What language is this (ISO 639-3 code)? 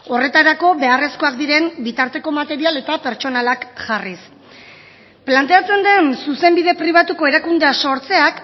eus